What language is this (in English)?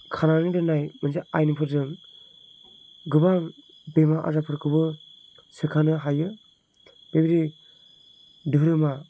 Bodo